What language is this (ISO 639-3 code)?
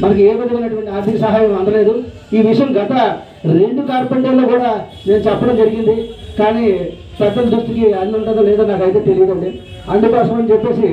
tel